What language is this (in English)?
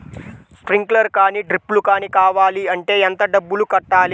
Telugu